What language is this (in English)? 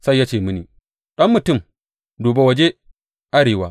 Hausa